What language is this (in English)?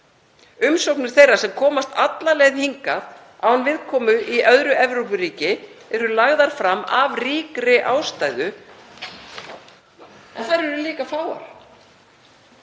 Icelandic